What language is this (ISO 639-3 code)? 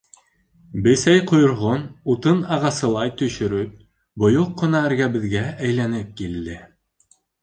bak